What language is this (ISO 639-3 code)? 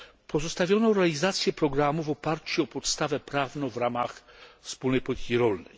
pol